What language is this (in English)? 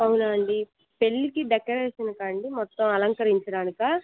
Telugu